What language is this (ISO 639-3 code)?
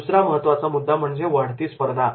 mar